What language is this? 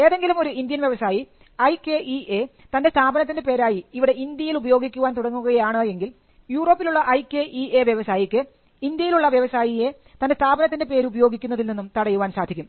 Malayalam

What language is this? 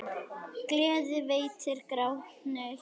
Icelandic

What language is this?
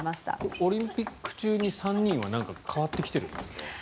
Japanese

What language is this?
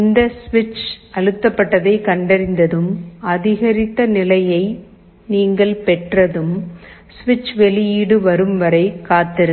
Tamil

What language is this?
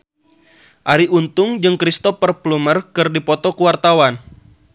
Sundanese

